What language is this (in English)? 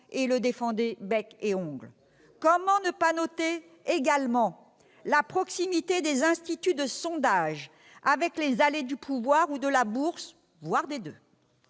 French